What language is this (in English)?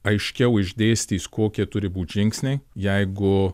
Lithuanian